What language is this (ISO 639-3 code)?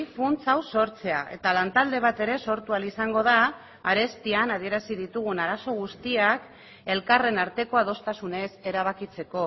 eus